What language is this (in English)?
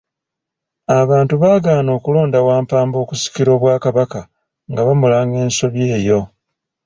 Ganda